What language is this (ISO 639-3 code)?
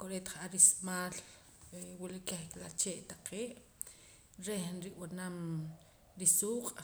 poc